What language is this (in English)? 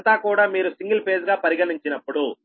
Telugu